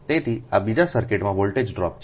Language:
Gujarati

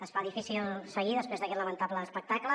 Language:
Catalan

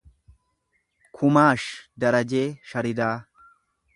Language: Oromo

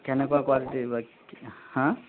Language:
Assamese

